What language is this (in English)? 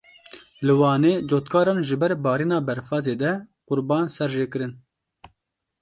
Kurdish